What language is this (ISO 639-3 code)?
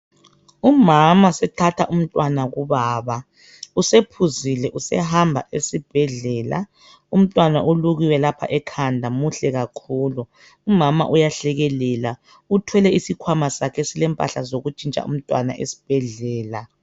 nde